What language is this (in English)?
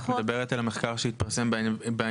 Hebrew